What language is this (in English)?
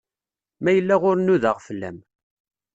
Kabyle